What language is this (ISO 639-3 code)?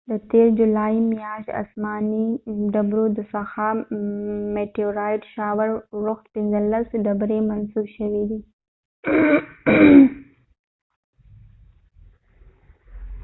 pus